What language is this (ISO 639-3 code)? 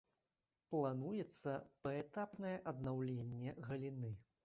bel